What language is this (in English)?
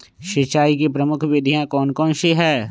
Magahi